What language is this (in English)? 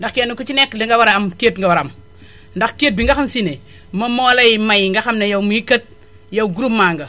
Wolof